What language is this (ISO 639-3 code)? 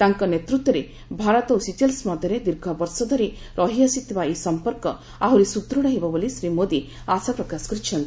ori